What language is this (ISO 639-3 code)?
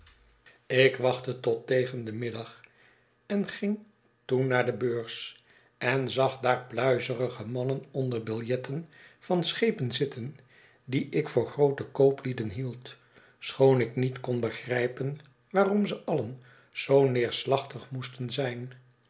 nld